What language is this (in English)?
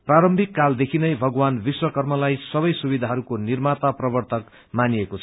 Nepali